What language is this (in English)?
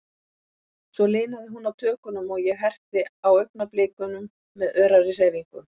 Icelandic